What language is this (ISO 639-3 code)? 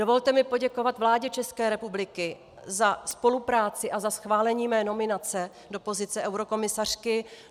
ces